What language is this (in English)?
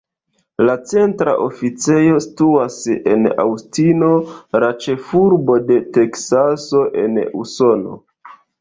Esperanto